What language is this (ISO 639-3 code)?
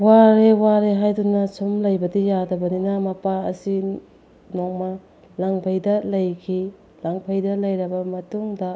mni